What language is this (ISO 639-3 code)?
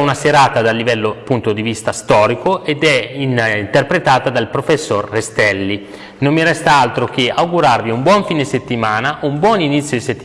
ita